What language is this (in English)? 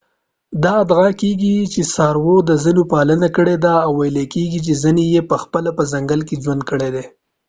Pashto